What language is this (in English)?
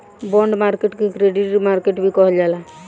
Bhojpuri